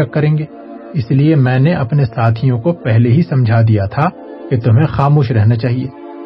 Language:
Urdu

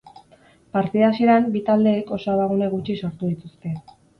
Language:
Basque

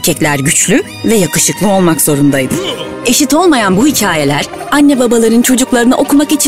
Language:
Turkish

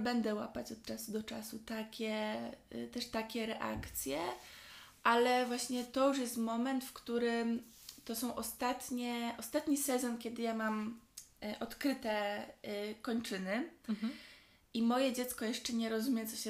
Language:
Polish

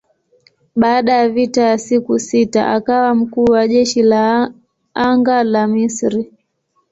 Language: Swahili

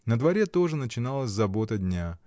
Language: Russian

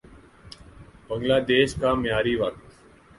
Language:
Urdu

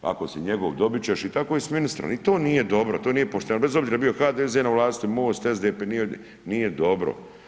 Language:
Croatian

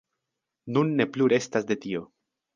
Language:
Esperanto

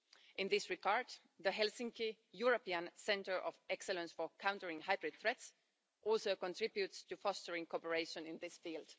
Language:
English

